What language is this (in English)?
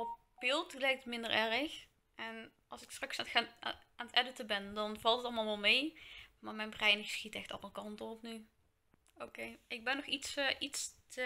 Dutch